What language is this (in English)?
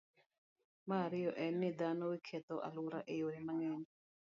Luo (Kenya and Tanzania)